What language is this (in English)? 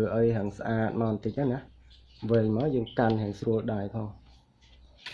Vietnamese